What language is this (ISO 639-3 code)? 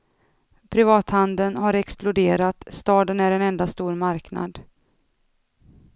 swe